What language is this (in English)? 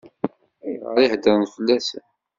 Kabyle